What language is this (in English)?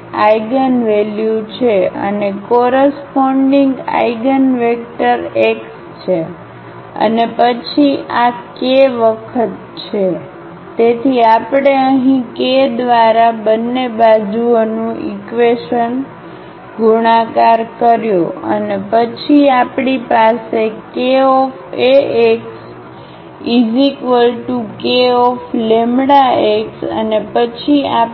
Gujarati